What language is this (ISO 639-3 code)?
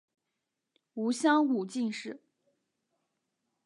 zho